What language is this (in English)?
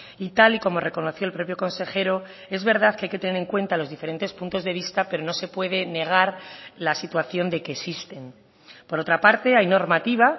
Spanish